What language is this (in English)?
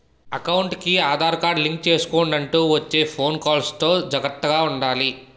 Telugu